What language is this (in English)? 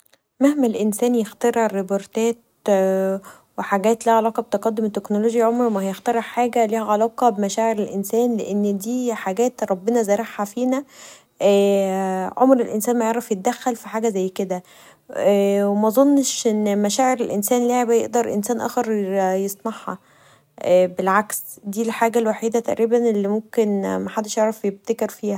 Egyptian Arabic